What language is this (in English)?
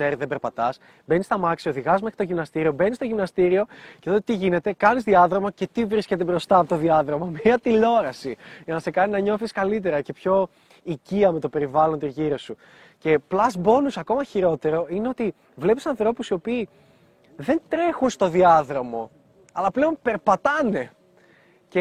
Greek